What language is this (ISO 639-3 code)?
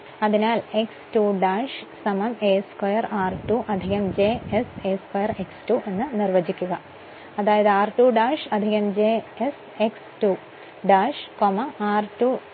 mal